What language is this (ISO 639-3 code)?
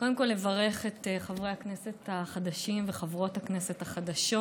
heb